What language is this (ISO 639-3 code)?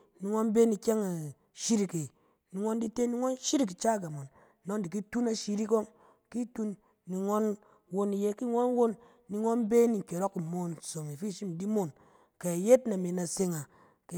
cen